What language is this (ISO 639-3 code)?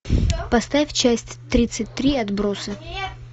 rus